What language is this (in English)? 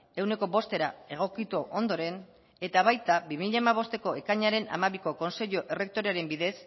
Basque